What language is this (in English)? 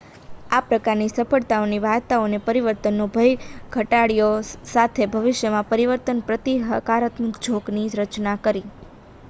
Gujarati